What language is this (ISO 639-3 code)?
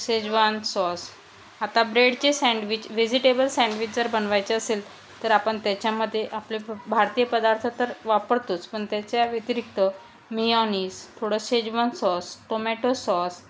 mar